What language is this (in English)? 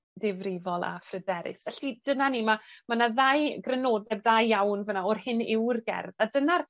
Welsh